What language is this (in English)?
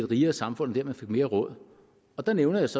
Danish